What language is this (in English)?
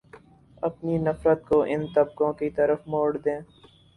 Urdu